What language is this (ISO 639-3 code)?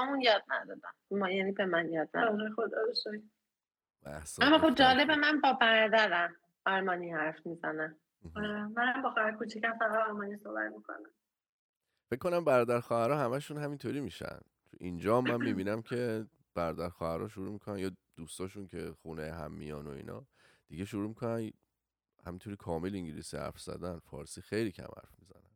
fas